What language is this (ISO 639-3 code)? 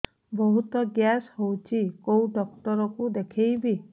ori